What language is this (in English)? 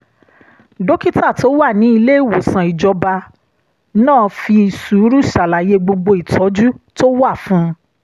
Yoruba